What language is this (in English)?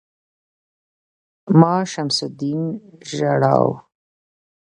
Pashto